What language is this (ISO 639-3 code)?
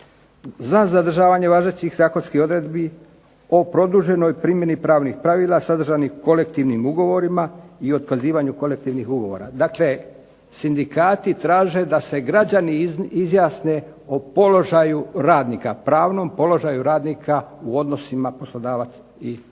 hrv